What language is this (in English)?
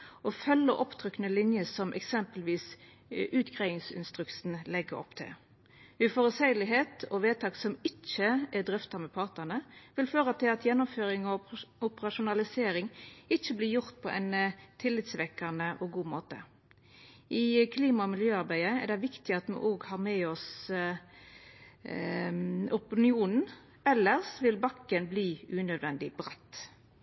Norwegian Nynorsk